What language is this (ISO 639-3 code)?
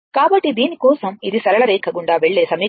tel